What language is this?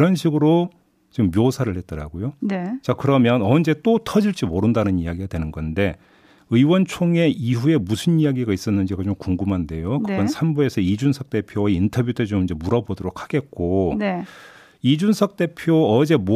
Korean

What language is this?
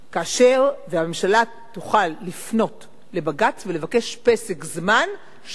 Hebrew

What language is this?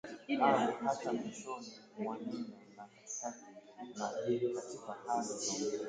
Swahili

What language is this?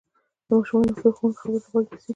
Pashto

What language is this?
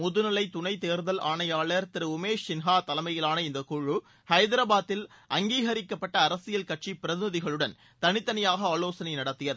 Tamil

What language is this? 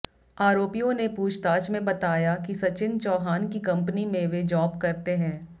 Hindi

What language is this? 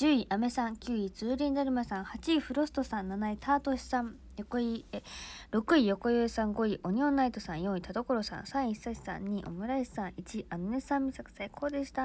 Japanese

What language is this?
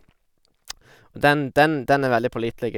Norwegian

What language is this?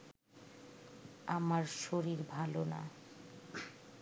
Bangla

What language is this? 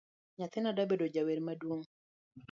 Luo (Kenya and Tanzania)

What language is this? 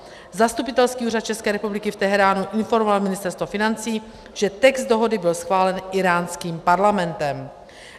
Czech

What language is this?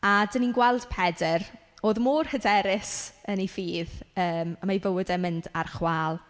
Welsh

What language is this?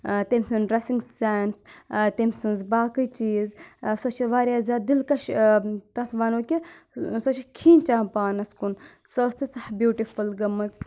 Kashmiri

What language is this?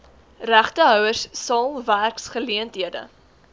Afrikaans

